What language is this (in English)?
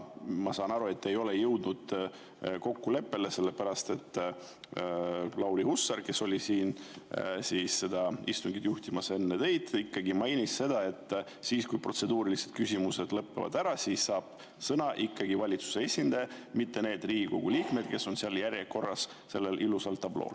Estonian